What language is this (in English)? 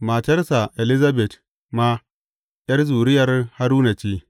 Hausa